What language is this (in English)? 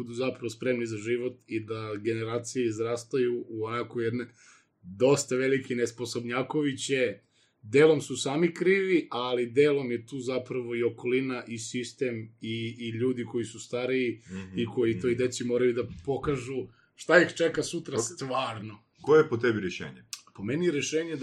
Croatian